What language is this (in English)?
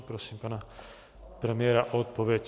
Czech